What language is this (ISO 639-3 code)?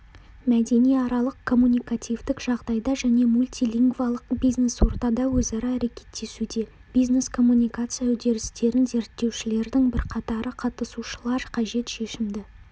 kaz